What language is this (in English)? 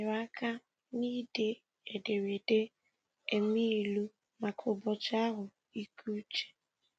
Igbo